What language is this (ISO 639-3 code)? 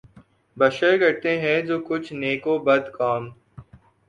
urd